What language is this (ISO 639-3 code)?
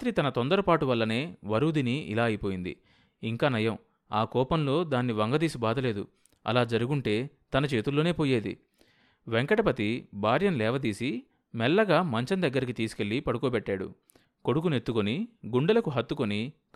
tel